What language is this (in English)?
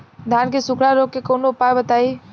Bhojpuri